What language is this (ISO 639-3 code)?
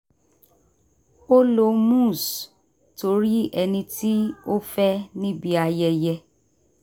yor